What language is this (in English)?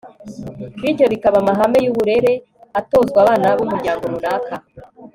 Kinyarwanda